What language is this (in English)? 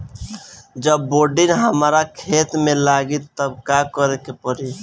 Bhojpuri